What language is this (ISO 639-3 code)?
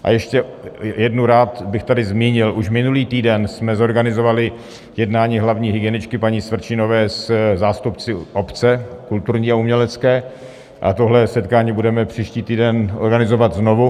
ces